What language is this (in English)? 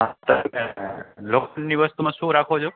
Gujarati